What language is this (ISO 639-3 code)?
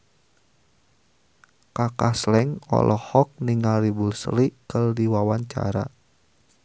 sun